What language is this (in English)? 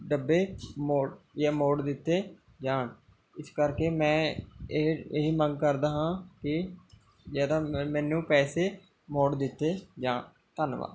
Punjabi